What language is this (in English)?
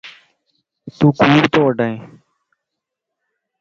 Lasi